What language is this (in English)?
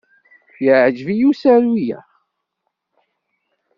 Kabyle